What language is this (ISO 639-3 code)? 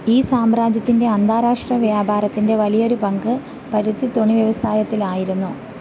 mal